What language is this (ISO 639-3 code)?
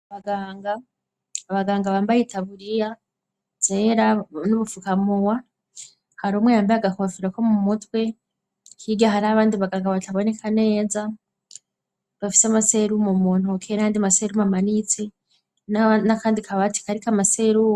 run